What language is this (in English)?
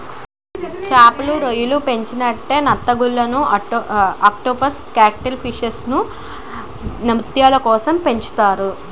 Telugu